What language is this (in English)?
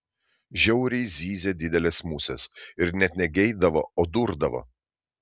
Lithuanian